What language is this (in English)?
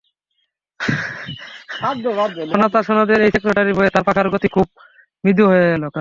Bangla